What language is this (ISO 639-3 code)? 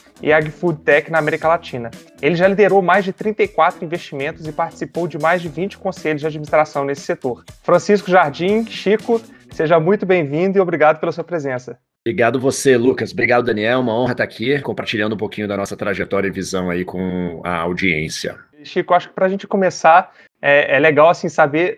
por